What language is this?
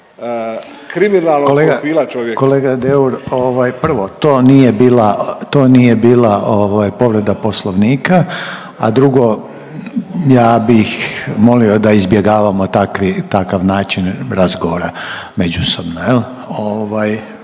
Croatian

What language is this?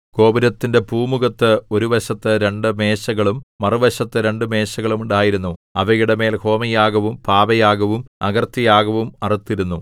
Malayalam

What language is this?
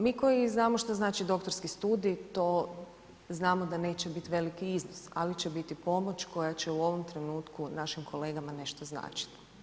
Croatian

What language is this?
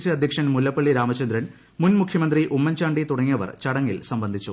Malayalam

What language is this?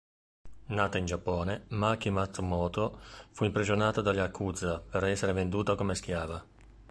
Italian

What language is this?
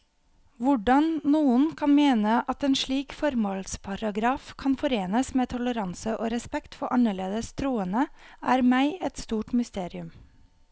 Norwegian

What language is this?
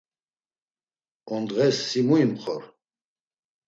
Laz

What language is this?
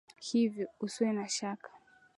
Swahili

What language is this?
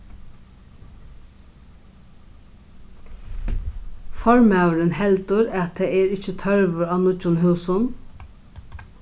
Faroese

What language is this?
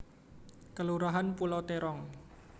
Javanese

